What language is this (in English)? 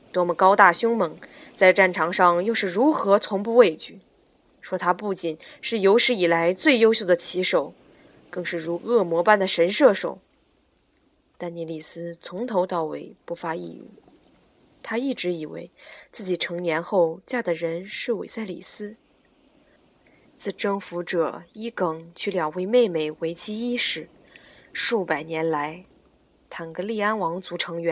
Chinese